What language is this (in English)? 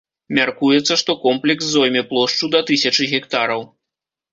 Belarusian